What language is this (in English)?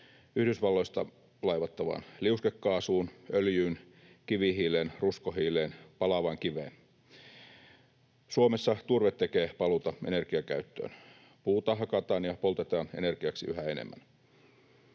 Finnish